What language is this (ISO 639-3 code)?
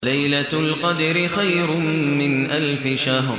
ara